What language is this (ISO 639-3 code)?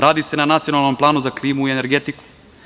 srp